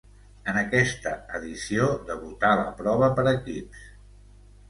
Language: Catalan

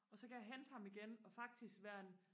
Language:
Danish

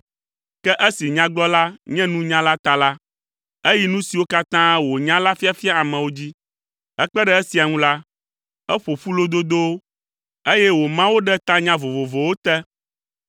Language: Ewe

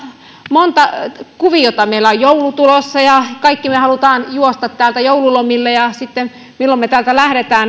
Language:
Finnish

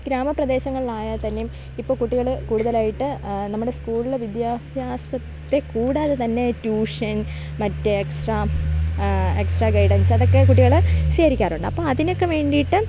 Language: Malayalam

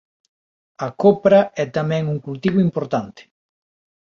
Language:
Galician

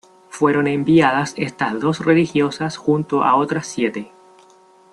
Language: Spanish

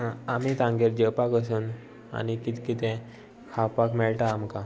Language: Konkani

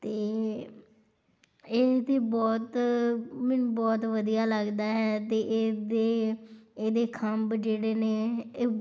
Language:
Punjabi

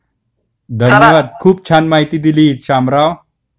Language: Marathi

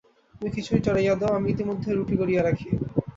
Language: Bangla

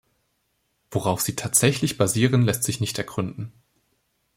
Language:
German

